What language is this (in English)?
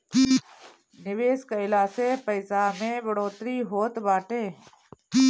Bhojpuri